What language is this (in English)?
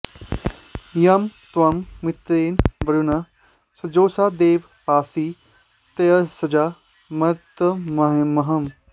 Sanskrit